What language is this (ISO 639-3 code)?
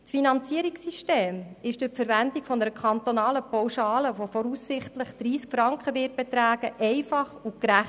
gsw